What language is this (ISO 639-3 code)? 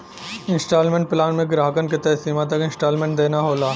bho